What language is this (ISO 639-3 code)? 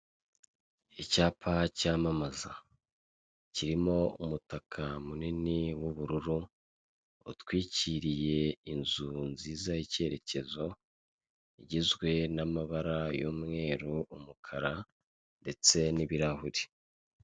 kin